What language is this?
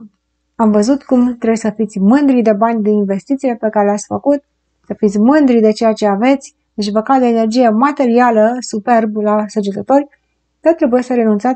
Romanian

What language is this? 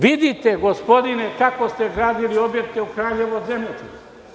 Serbian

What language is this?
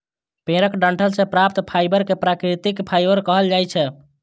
Maithili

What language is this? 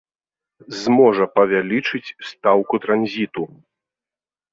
Belarusian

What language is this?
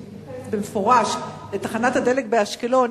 Hebrew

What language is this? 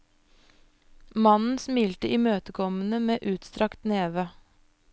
Norwegian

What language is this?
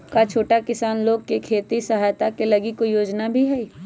Magahi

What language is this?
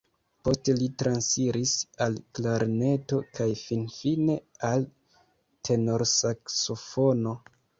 Esperanto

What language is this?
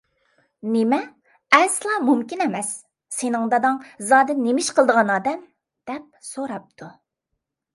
Uyghur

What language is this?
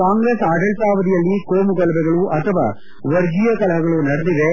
Kannada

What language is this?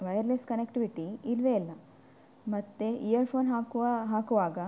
Kannada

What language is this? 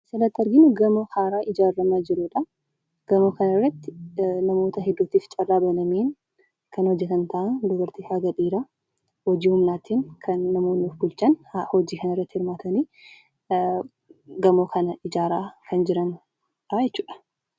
Oromo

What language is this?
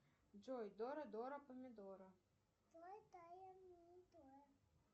Russian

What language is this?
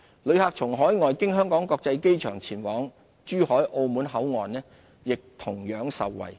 Cantonese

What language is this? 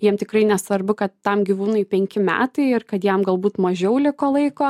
Lithuanian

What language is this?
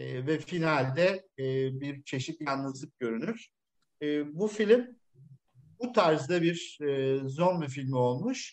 Turkish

